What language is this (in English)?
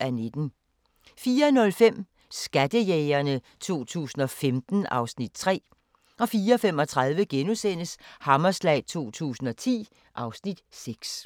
Danish